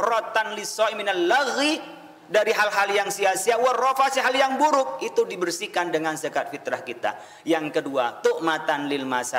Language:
Indonesian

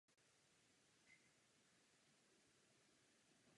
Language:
Czech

